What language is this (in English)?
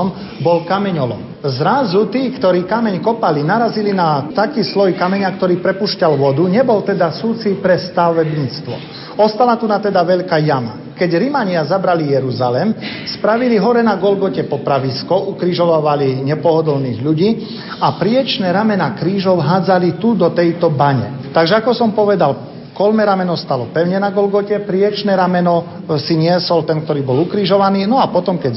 Slovak